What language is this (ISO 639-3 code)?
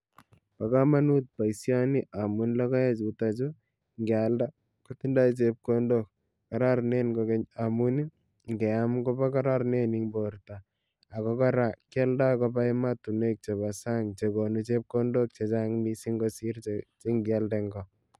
kln